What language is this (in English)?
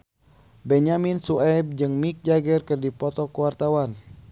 Sundanese